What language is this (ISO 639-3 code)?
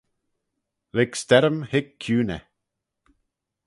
glv